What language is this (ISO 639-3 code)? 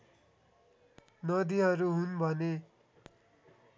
nep